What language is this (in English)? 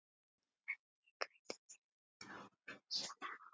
Icelandic